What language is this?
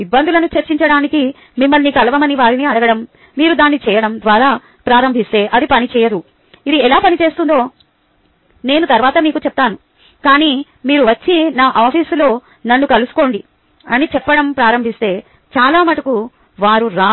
Telugu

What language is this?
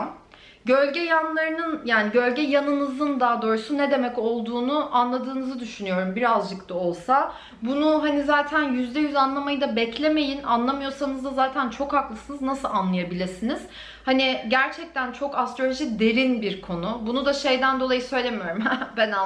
Turkish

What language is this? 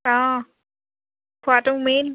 Assamese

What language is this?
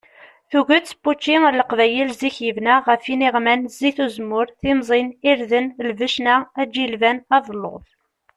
Kabyle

